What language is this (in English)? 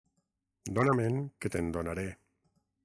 Catalan